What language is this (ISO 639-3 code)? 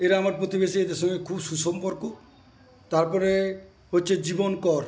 ben